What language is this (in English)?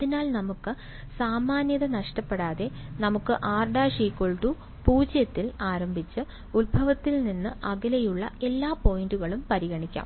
Malayalam